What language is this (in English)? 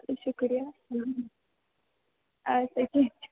Kashmiri